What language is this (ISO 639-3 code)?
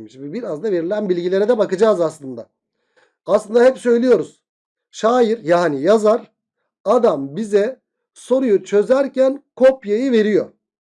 tur